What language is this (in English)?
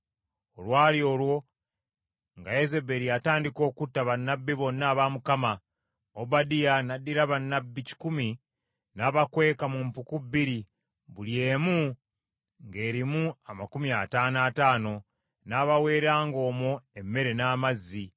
Ganda